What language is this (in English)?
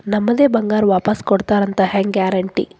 Kannada